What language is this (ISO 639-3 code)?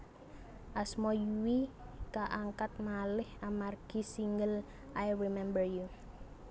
jav